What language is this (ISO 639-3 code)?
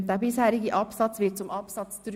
gsw